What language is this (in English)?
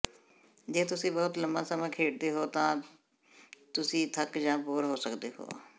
Punjabi